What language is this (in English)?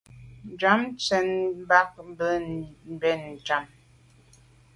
Medumba